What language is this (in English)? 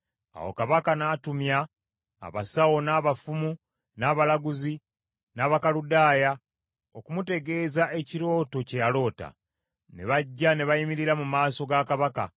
Ganda